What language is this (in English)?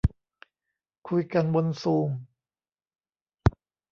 Thai